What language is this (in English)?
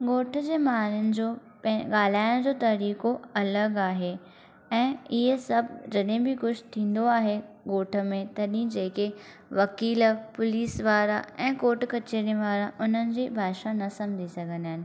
Sindhi